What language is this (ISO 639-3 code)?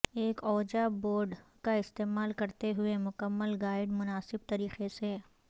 urd